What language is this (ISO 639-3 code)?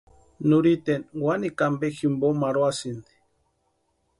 pua